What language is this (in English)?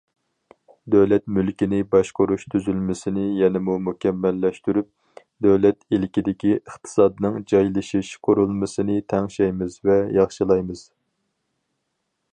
Uyghur